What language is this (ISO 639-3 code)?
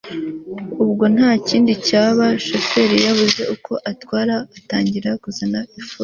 kin